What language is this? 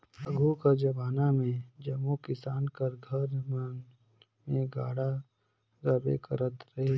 Chhattisgarhi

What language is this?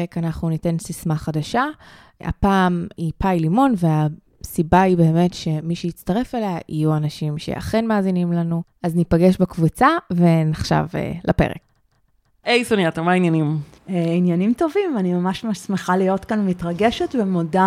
Hebrew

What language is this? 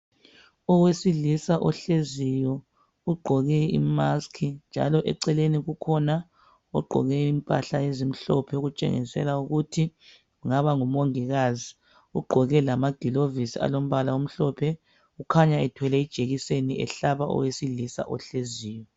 North Ndebele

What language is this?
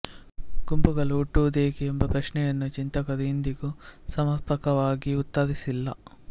Kannada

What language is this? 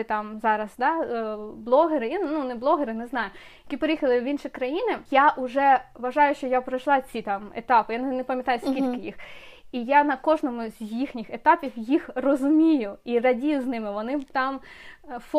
Ukrainian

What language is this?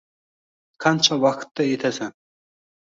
Uzbek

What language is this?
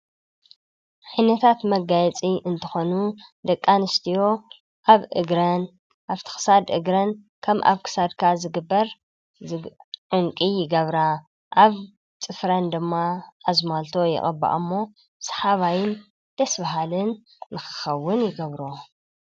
Tigrinya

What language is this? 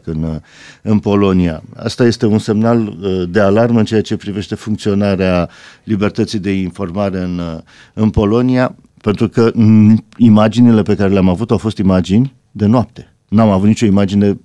Romanian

